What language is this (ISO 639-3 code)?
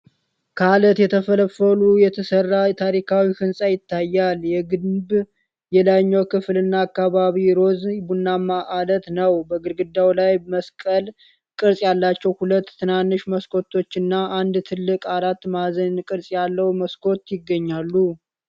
amh